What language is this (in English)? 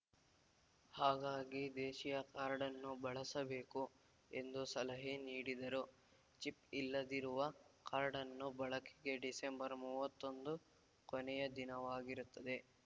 Kannada